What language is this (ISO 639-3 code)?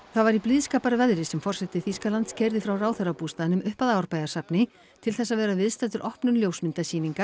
isl